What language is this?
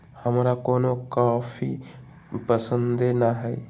Magahi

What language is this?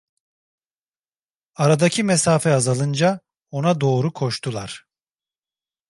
Turkish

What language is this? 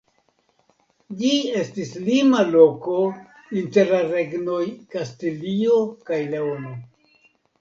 Esperanto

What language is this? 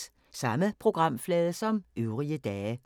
Danish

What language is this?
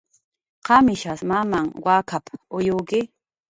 Jaqaru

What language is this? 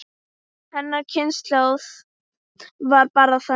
Icelandic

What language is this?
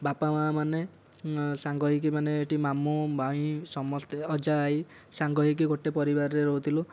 Odia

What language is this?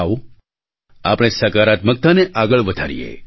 Gujarati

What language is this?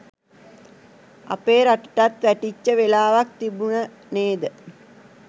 Sinhala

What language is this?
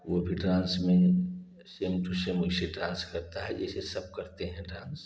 Hindi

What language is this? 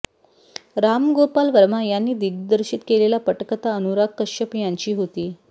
Marathi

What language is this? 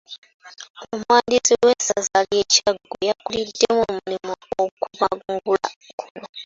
Ganda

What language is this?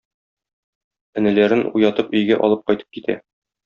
Tatar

